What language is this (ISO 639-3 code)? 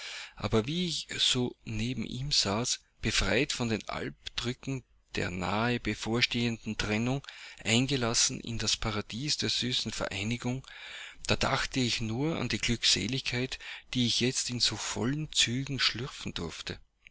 deu